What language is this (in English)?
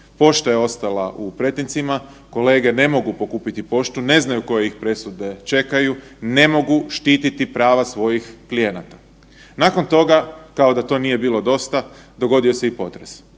Croatian